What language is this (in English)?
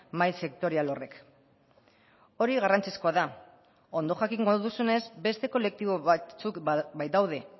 Basque